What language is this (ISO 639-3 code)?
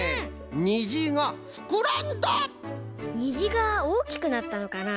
jpn